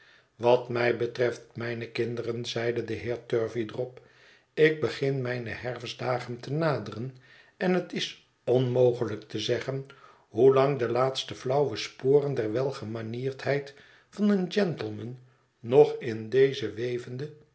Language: Dutch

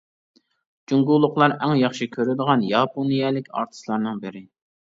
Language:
Uyghur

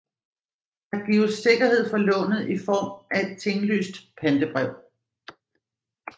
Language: Danish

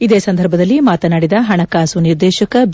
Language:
Kannada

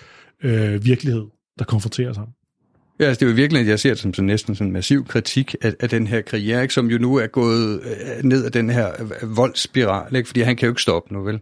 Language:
Danish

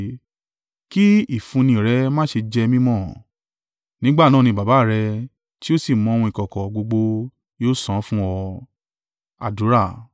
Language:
Yoruba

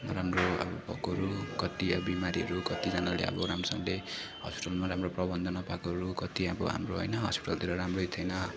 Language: Nepali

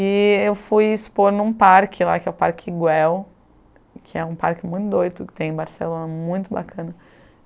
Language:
Portuguese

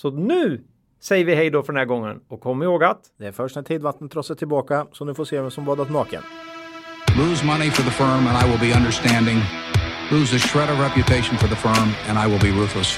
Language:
Swedish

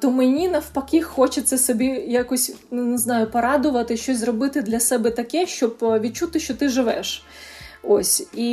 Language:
Ukrainian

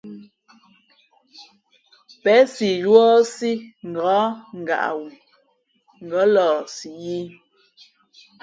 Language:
Fe'fe'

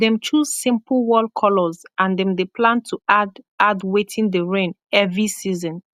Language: Nigerian Pidgin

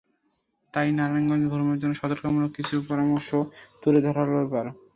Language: Bangla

